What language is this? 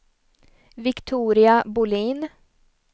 Swedish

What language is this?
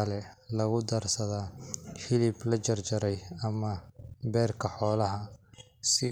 Somali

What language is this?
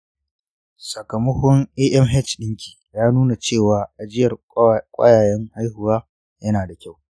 Hausa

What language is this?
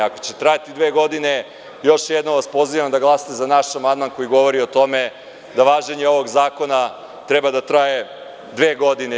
Serbian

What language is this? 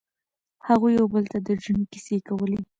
Pashto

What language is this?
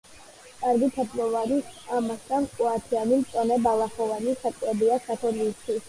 Georgian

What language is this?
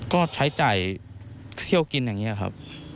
Thai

